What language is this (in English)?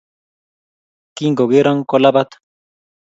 Kalenjin